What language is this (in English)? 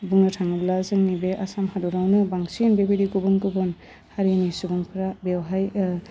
Bodo